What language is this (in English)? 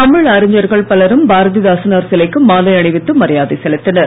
Tamil